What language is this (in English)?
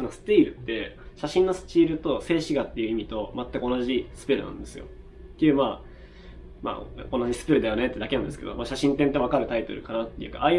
Japanese